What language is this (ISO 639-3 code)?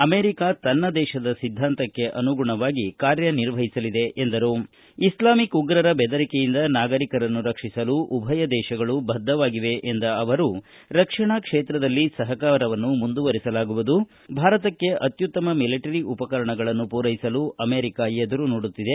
kan